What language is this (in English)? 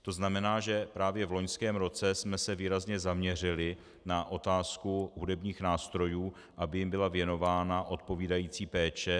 Czech